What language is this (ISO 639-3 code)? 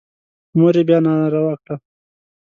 pus